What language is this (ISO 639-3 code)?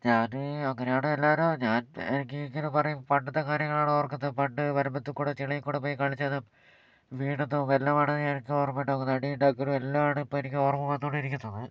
mal